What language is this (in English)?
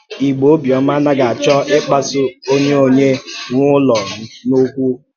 Igbo